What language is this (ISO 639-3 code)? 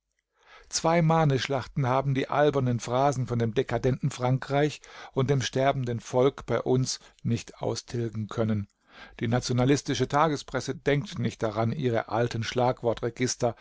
deu